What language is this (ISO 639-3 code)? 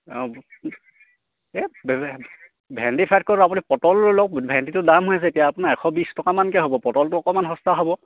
asm